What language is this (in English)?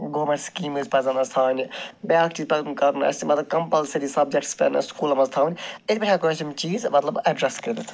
Kashmiri